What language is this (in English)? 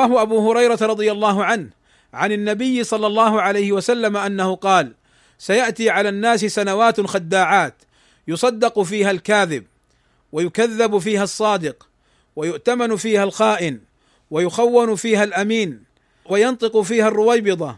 Arabic